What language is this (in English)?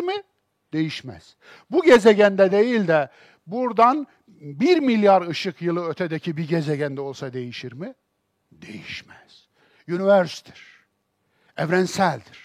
Turkish